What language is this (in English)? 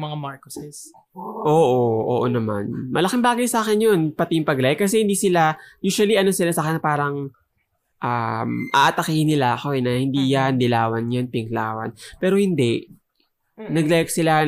Filipino